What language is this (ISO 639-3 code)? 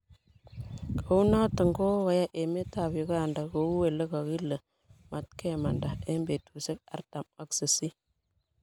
kln